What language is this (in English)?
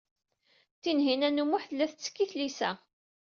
Kabyle